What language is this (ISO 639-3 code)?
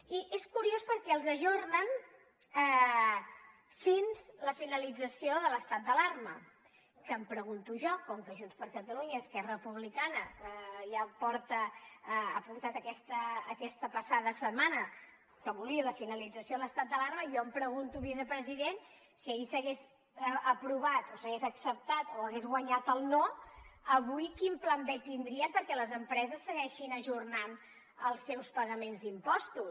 cat